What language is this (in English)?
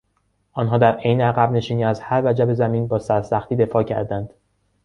Persian